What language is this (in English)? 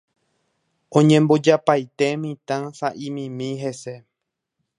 Guarani